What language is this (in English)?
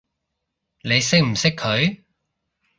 Cantonese